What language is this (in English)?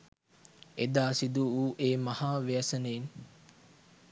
Sinhala